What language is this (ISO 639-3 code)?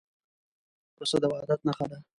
pus